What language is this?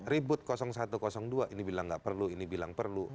Indonesian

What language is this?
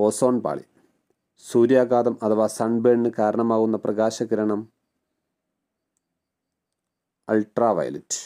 Malayalam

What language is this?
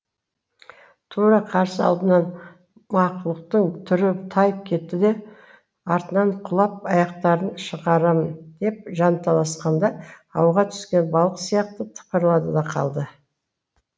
Kazakh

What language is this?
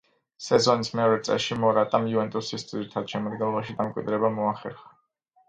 Georgian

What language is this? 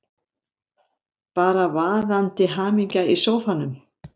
Icelandic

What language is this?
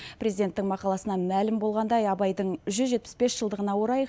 Kazakh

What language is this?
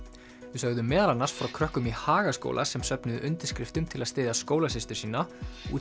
Icelandic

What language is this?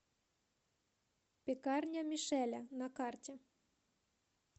Russian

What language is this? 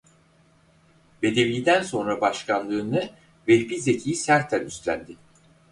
Turkish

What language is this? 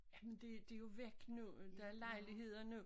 Danish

